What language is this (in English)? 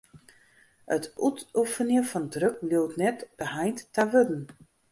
Western Frisian